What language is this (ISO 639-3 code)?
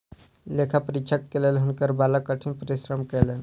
mai